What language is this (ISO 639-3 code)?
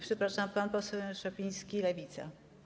pol